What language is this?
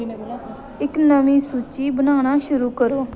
Dogri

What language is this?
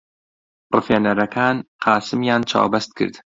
Central Kurdish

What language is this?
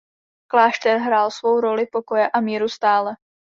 Czech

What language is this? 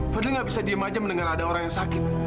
Indonesian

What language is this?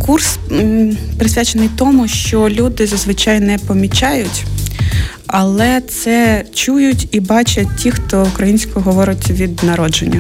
Ukrainian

